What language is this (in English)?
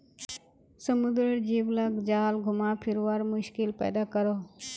Magahi